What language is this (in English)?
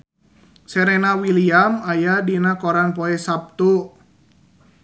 Sundanese